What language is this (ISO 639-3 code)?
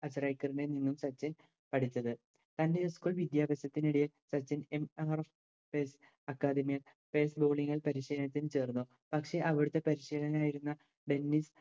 mal